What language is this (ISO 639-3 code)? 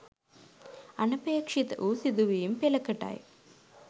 sin